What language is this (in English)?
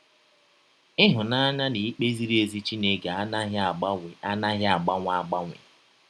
Igbo